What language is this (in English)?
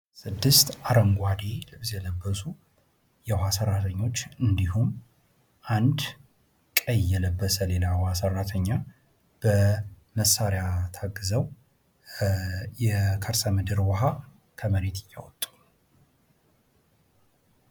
Amharic